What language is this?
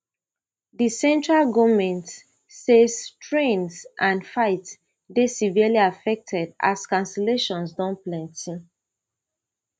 Nigerian Pidgin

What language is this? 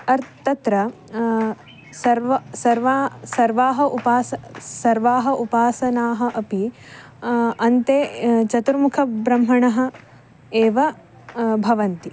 Sanskrit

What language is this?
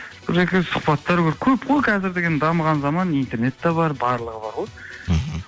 Kazakh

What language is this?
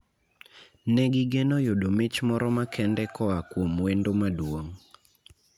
Luo (Kenya and Tanzania)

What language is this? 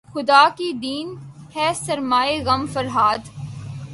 Urdu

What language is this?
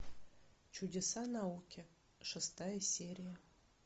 Russian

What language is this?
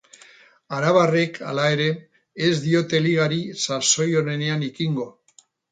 Basque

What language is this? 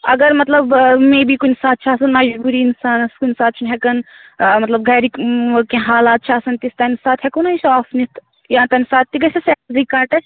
Kashmiri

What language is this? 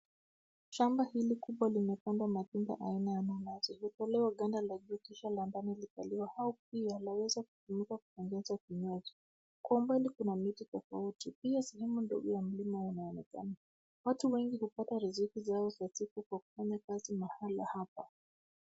Swahili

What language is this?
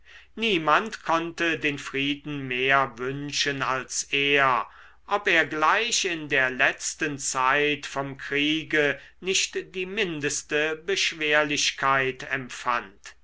German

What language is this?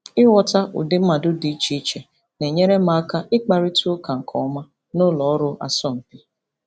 Igbo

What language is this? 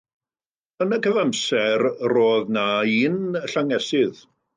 Welsh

